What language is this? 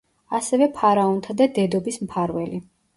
Georgian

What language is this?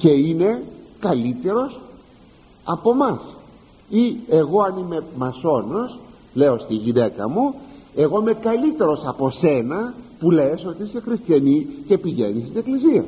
Greek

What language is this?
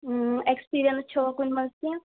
Kashmiri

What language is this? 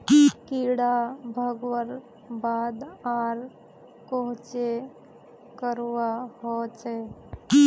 Magahi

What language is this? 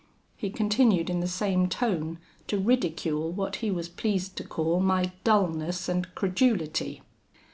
English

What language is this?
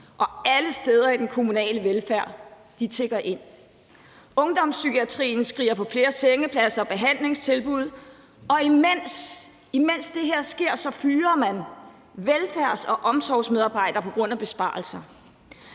Danish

